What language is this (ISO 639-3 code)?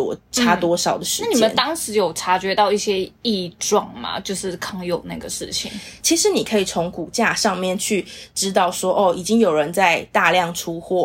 zho